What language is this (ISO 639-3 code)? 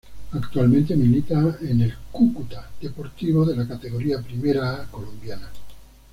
spa